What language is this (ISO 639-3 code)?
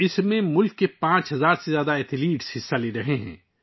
urd